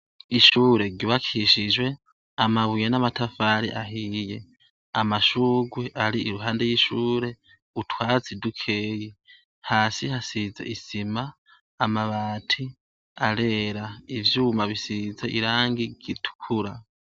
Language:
Rundi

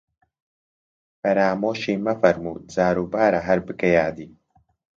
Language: Central Kurdish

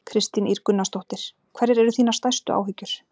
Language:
Icelandic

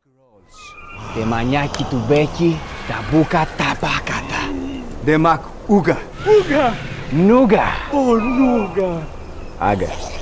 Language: Polish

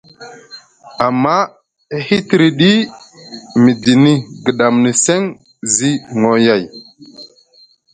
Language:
Musgu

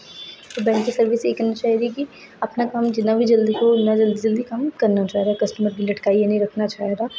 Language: Dogri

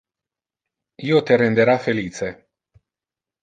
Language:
Interlingua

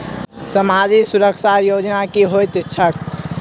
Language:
Maithili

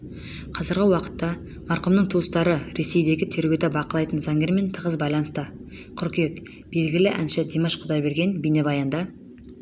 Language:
Kazakh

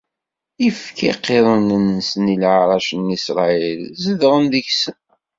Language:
Kabyle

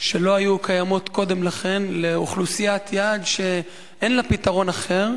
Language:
Hebrew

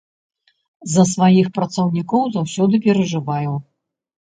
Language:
Belarusian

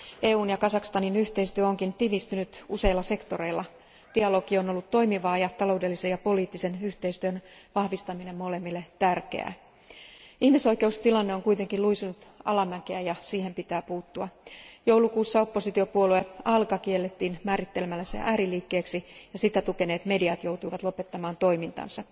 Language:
Finnish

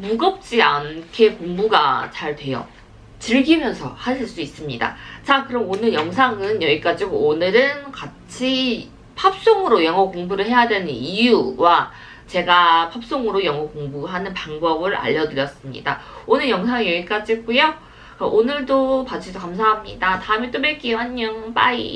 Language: Korean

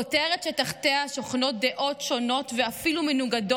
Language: Hebrew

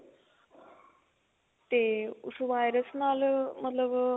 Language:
Punjabi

